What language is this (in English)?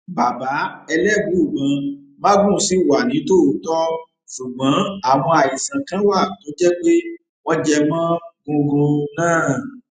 Yoruba